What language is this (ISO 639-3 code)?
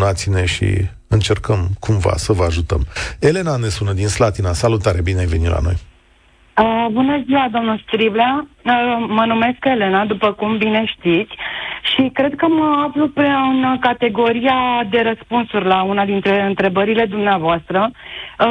ron